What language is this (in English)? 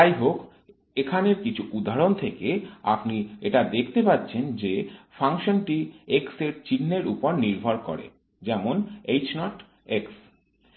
Bangla